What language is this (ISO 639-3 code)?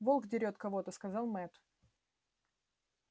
rus